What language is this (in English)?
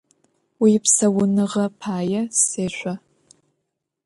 Adyghe